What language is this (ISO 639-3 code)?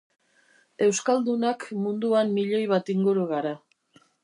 eus